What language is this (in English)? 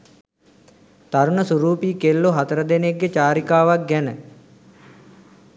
Sinhala